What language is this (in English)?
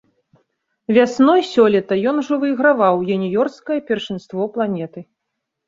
Belarusian